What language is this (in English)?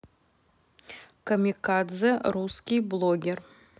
Russian